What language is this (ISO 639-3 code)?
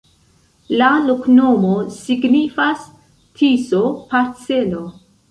epo